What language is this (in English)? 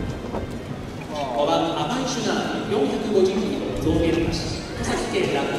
Japanese